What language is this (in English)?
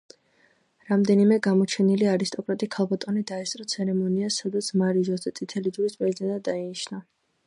Georgian